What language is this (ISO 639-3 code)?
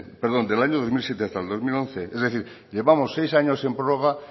spa